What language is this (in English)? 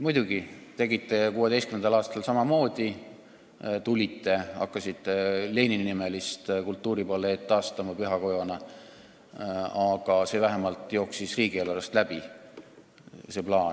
Estonian